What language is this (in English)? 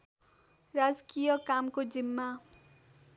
Nepali